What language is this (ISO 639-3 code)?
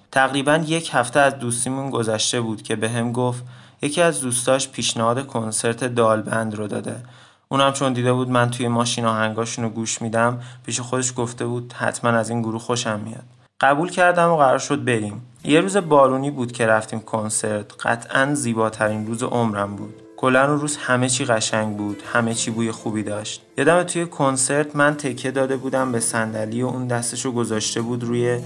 fas